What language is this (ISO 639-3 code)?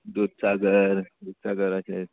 kok